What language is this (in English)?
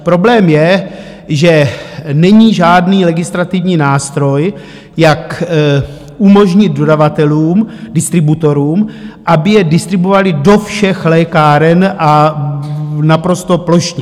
Czech